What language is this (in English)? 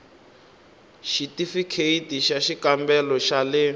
Tsonga